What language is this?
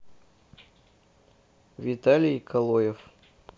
Russian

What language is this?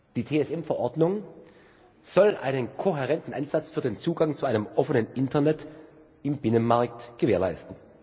German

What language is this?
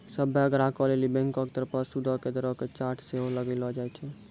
Maithili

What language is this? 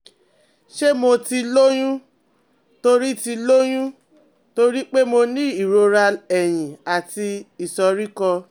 Yoruba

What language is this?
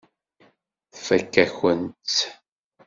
Kabyle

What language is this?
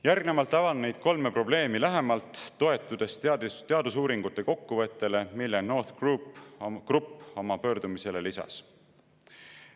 Estonian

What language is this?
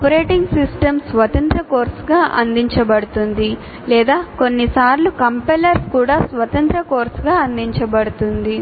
Telugu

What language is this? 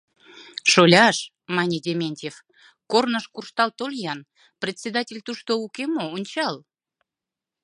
Mari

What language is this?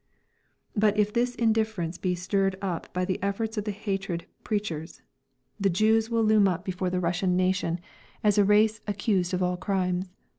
English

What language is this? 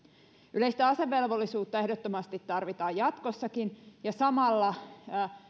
Finnish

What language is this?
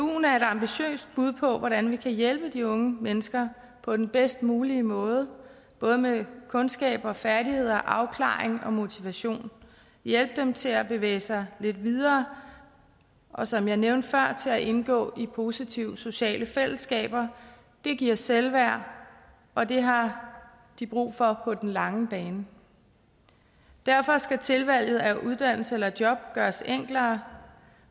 Danish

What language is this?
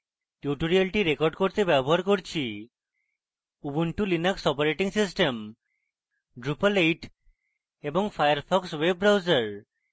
Bangla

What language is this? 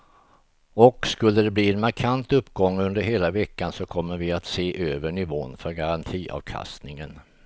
Swedish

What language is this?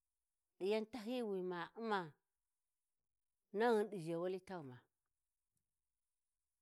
Warji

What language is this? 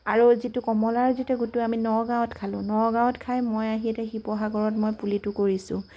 Assamese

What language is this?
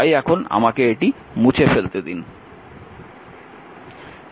Bangla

